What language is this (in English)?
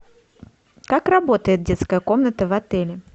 Russian